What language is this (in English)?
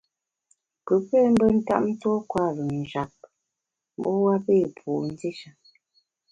Bamun